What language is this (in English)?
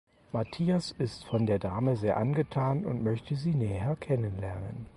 German